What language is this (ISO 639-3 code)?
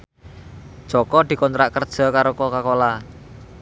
jav